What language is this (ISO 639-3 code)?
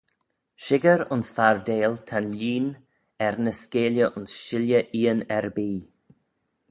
glv